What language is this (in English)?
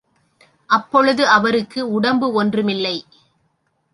Tamil